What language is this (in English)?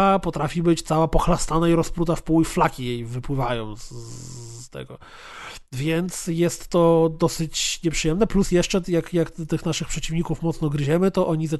Polish